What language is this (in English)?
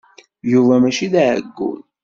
Kabyle